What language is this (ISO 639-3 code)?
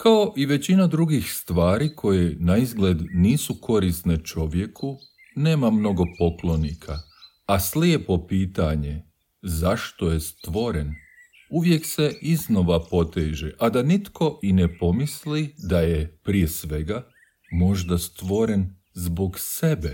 hrv